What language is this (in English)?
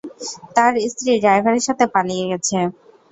Bangla